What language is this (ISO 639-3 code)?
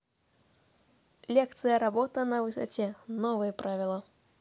rus